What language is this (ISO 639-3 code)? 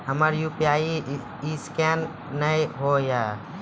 mai